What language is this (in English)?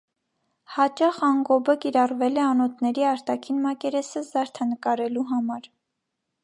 Armenian